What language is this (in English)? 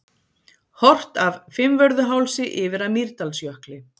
Icelandic